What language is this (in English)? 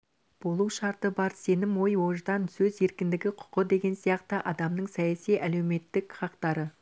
Kazakh